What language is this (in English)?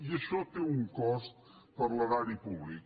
Catalan